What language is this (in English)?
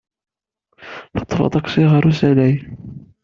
Kabyle